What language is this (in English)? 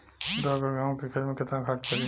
Bhojpuri